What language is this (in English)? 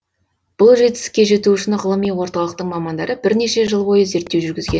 Kazakh